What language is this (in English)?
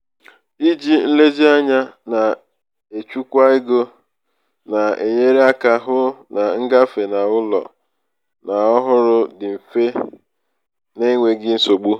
Igbo